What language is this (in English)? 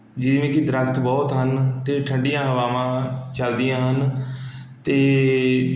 Punjabi